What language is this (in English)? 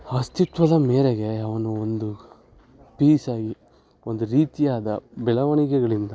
Kannada